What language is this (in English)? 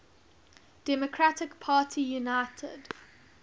English